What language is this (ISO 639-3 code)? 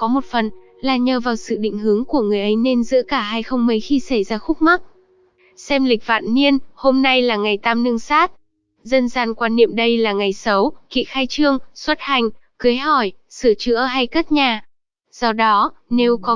vie